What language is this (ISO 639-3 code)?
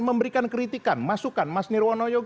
ind